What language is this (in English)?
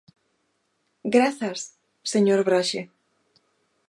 Galician